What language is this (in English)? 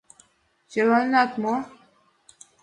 Mari